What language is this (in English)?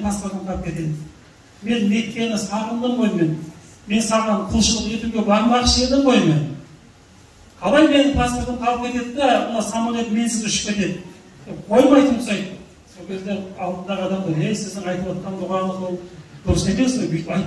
Turkish